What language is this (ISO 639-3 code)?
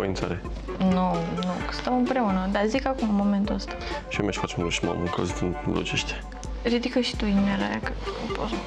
ron